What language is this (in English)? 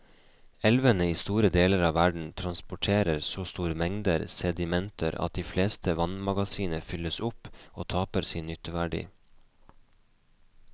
Norwegian